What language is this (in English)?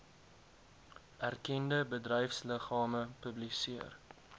Afrikaans